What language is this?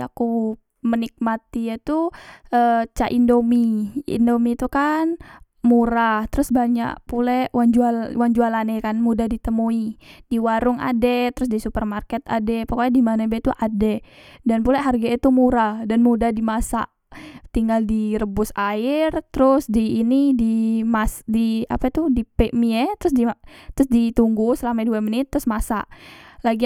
Musi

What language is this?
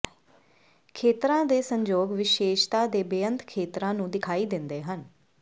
Punjabi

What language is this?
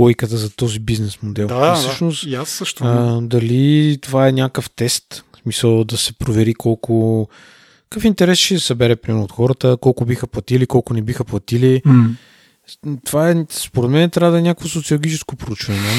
Bulgarian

